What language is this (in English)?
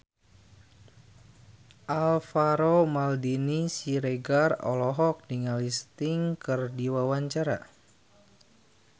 Sundanese